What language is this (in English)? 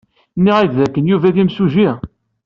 Kabyle